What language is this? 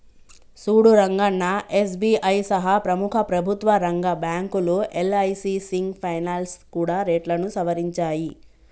Telugu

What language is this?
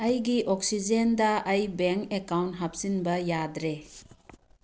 Manipuri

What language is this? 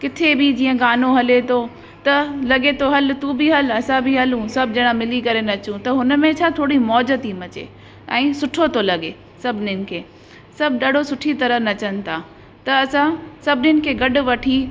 Sindhi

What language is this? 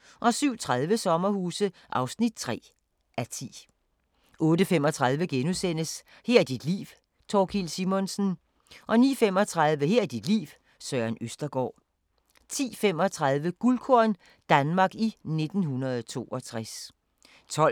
Danish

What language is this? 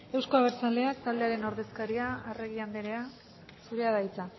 Basque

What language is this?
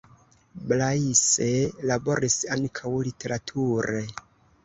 Esperanto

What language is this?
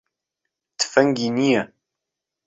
Central Kurdish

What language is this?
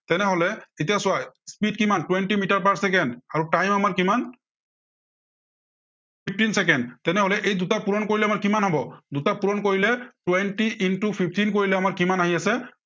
Assamese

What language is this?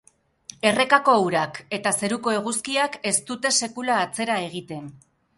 Basque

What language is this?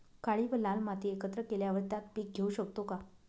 Marathi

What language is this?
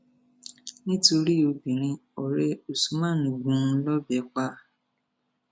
Yoruba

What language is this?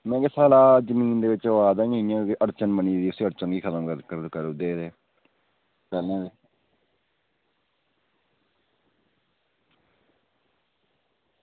Dogri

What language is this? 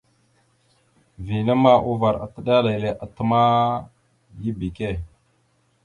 Mada (Cameroon)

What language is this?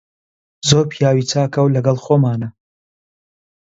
Central Kurdish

